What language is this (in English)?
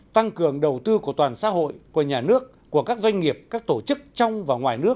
Vietnamese